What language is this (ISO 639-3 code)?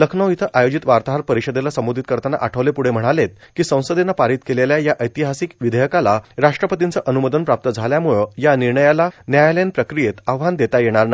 mar